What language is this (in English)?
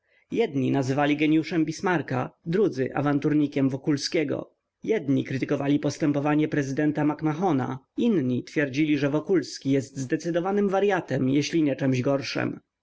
Polish